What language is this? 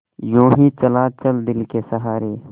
Hindi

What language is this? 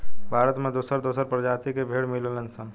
Bhojpuri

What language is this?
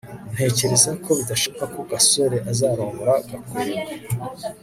Kinyarwanda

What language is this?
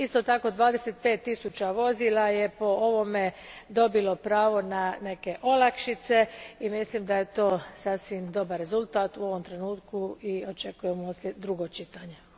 Croatian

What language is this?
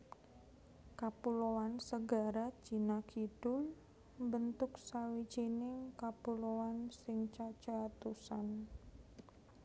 Javanese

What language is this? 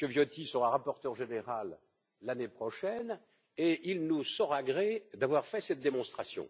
French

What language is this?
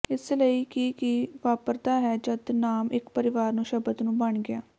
Punjabi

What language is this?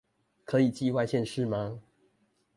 Chinese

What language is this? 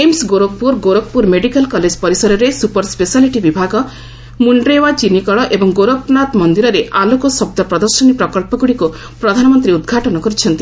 Odia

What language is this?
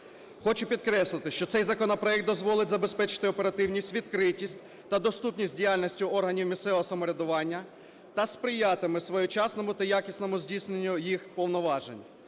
Ukrainian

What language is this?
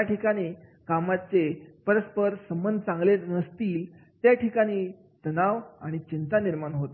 Marathi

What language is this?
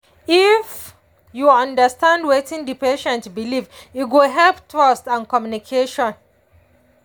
Nigerian Pidgin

